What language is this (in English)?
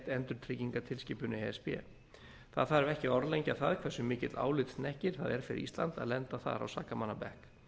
Icelandic